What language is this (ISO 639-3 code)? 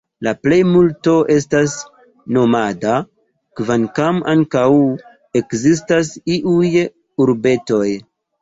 epo